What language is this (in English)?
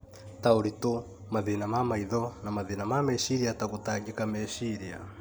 Kikuyu